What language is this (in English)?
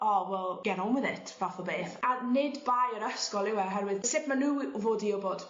Welsh